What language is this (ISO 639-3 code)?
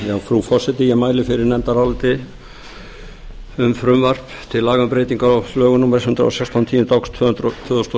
isl